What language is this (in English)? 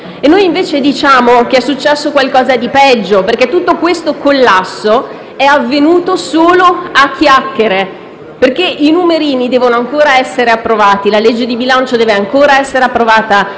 Italian